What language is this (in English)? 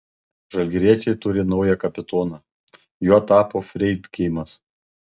Lithuanian